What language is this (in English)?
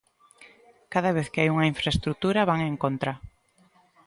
Galician